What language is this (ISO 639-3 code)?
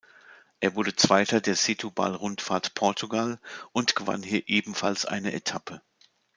deu